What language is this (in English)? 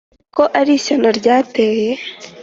Kinyarwanda